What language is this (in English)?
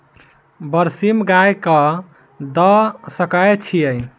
Maithili